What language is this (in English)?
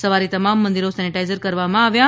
Gujarati